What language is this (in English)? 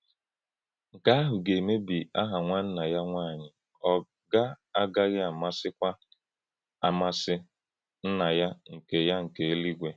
Igbo